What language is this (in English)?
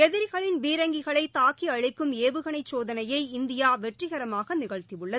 Tamil